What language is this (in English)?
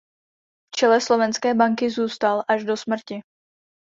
Czech